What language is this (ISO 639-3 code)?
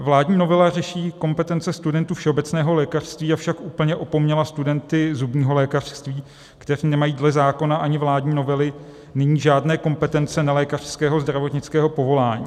ces